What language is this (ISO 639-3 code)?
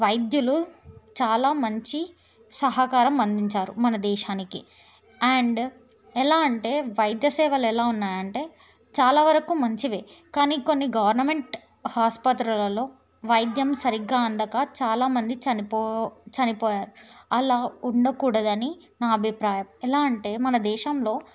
tel